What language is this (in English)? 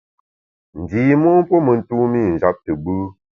Bamun